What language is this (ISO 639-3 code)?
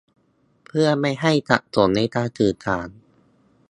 tha